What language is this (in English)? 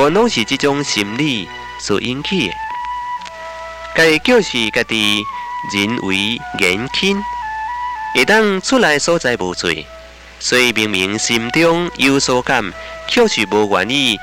Chinese